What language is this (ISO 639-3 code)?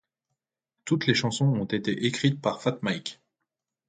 fra